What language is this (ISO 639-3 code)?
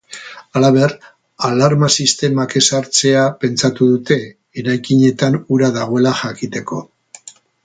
eus